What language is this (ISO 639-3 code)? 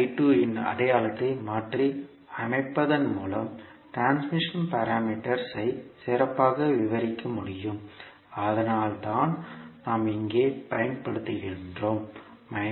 tam